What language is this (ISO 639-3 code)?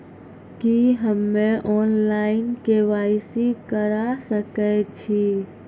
mai